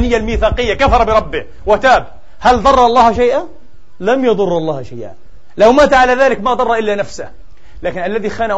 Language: Arabic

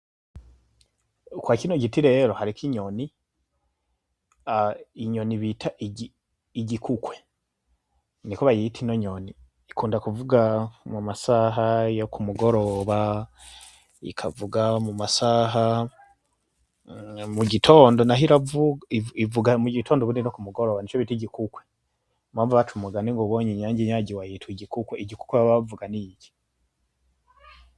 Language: Rundi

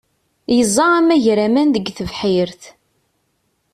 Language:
Kabyle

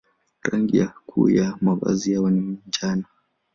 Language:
Swahili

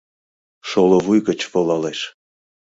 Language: Mari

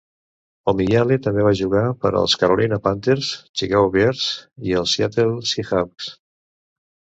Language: Catalan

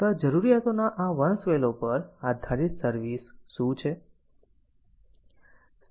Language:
Gujarati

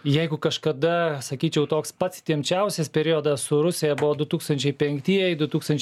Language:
Lithuanian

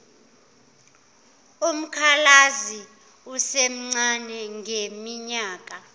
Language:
Zulu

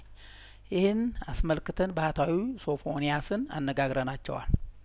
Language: Amharic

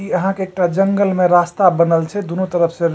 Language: Maithili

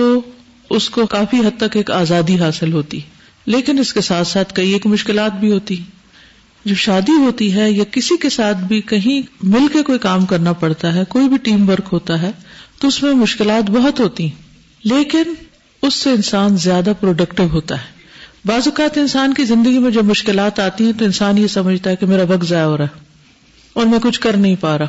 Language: Urdu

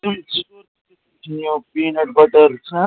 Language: Kashmiri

